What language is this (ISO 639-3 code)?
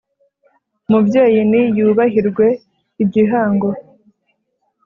kin